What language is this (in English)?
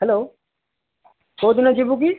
Odia